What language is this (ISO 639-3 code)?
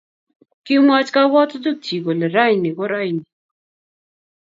kln